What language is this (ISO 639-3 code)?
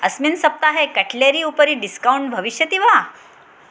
san